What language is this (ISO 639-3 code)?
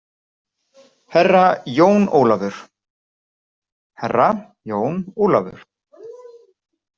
isl